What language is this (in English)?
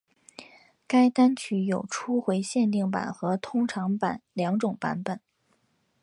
Chinese